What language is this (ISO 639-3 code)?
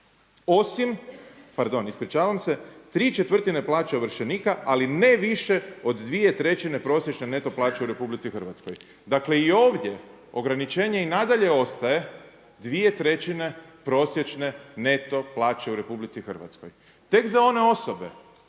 hrv